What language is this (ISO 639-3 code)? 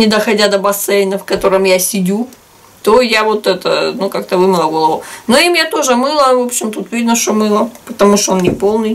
rus